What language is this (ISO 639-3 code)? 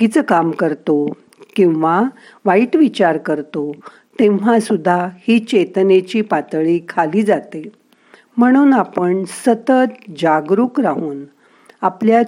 mar